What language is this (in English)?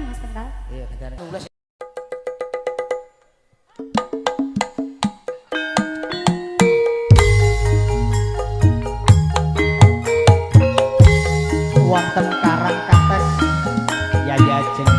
Indonesian